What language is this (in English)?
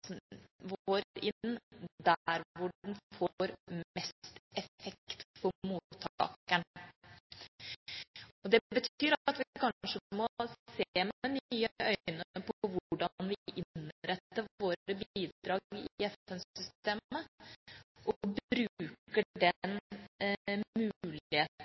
Norwegian Bokmål